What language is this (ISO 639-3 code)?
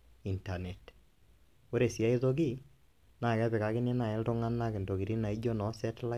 mas